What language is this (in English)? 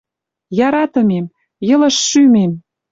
Western Mari